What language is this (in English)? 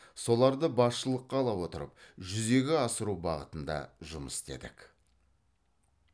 Kazakh